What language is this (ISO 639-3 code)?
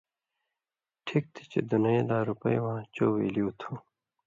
mvy